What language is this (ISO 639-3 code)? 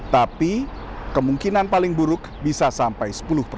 ind